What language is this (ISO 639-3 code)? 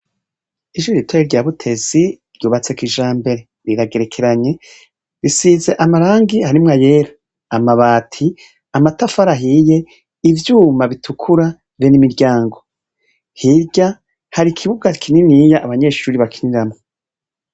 run